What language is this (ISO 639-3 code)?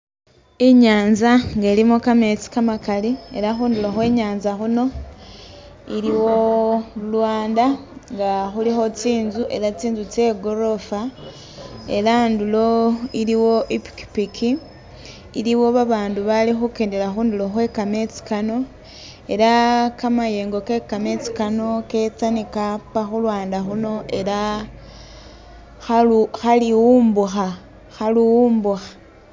myx